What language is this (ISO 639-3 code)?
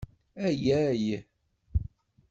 kab